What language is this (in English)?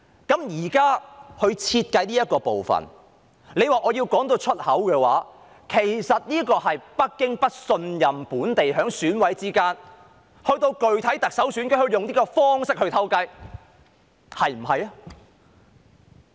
Cantonese